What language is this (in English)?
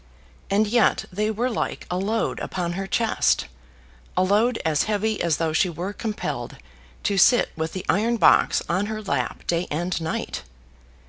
English